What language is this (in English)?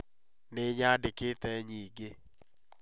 Kikuyu